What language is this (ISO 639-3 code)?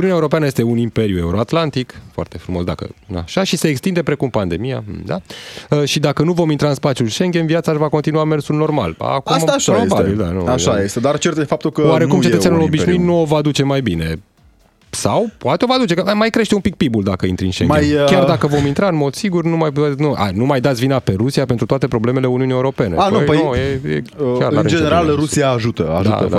ron